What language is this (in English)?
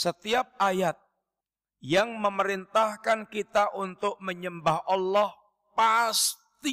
Indonesian